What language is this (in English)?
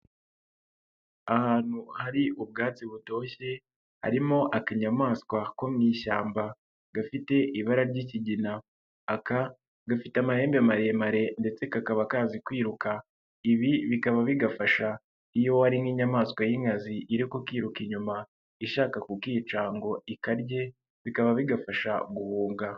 Kinyarwanda